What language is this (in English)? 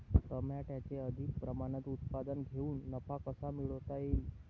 Marathi